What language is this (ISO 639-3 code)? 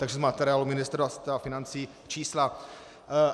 ces